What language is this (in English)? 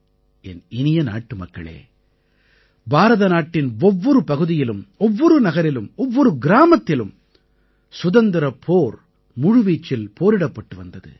Tamil